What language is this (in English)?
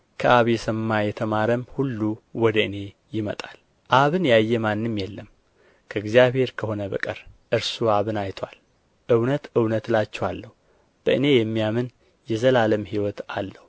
Amharic